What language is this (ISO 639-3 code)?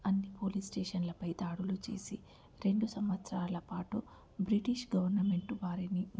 tel